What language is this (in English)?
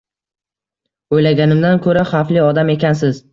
Uzbek